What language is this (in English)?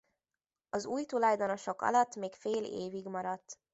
Hungarian